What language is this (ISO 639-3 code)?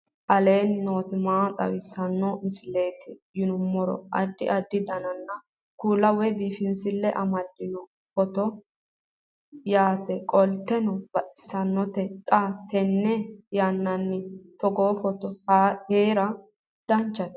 sid